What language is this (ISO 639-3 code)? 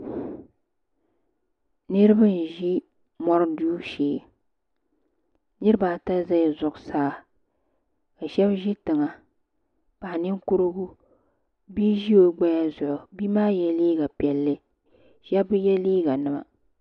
dag